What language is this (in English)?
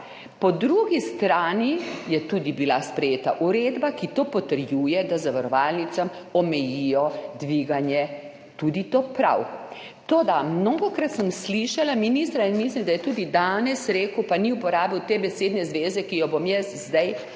Slovenian